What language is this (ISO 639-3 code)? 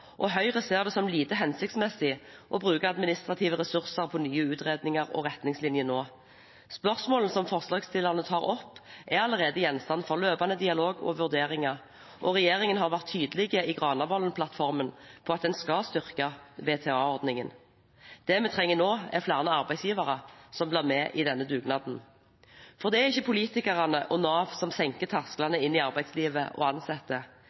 nob